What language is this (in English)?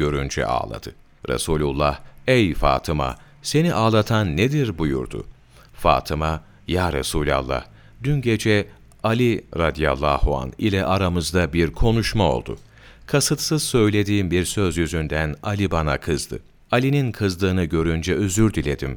Turkish